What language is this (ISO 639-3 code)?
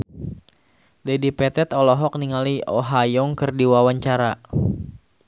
sun